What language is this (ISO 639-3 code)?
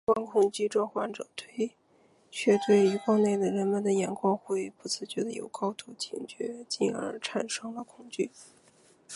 zho